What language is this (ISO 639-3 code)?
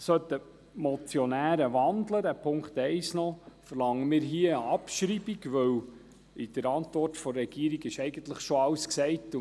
gsw